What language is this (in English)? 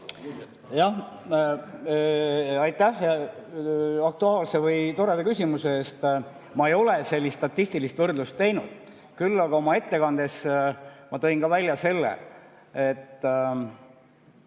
Estonian